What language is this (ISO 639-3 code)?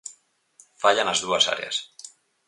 glg